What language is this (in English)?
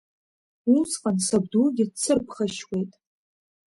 Abkhazian